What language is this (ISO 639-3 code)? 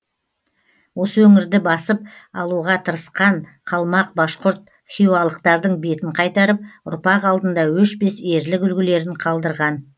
kaz